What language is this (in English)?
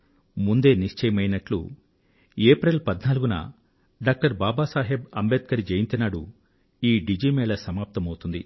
Telugu